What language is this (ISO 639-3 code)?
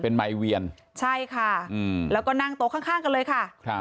tha